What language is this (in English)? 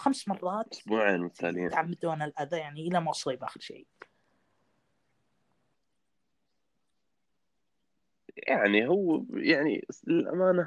Arabic